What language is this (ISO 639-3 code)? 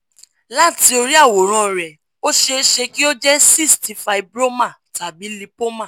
yor